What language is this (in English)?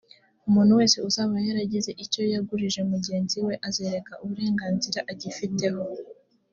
Kinyarwanda